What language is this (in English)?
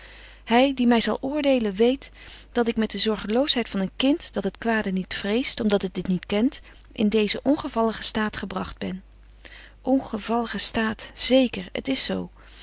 Dutch